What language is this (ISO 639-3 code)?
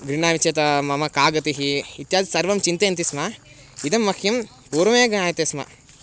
san